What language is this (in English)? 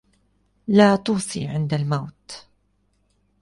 Arabic